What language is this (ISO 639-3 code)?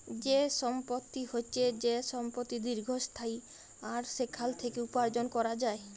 ben